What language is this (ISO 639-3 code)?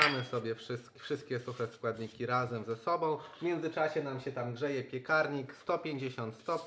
pol